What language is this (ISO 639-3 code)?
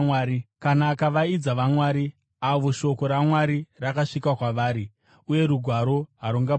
sna